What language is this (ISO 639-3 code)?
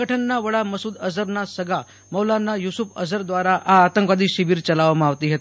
guj